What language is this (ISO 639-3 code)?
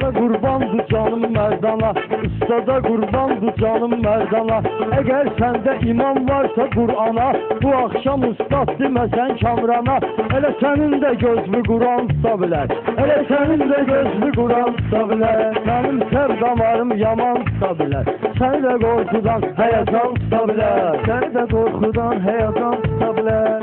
tur